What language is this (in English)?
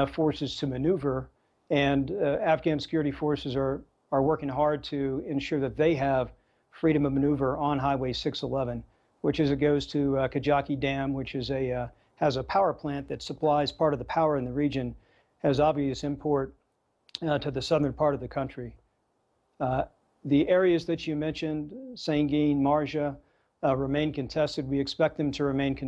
English